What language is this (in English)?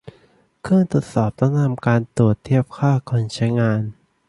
Thai